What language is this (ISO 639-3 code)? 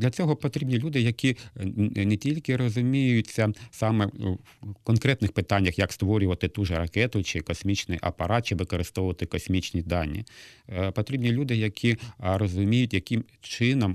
ukr